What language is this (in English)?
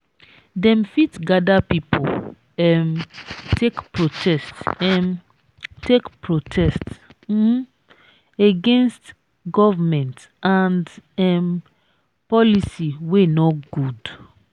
Nigerian Pidgin